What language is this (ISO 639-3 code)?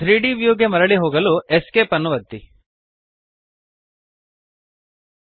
kan